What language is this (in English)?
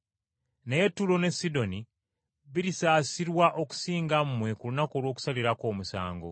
Ganda